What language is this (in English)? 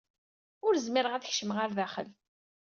Kabyle